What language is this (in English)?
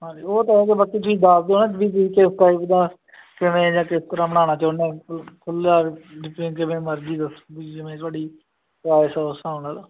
Punjabi